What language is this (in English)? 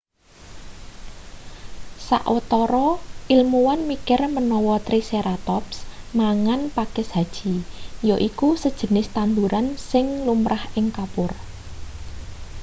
Javanese